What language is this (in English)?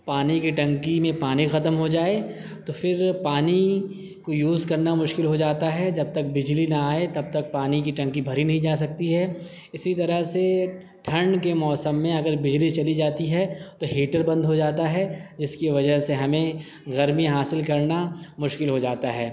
Urdu